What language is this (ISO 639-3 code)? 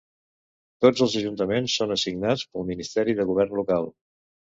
cat